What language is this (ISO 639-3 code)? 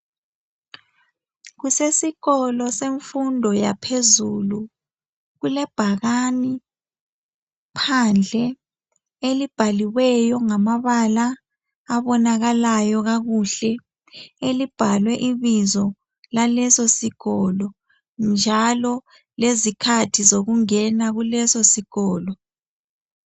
nde